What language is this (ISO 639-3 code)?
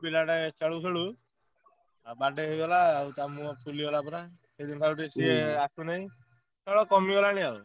ori